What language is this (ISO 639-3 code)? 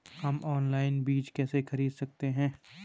hin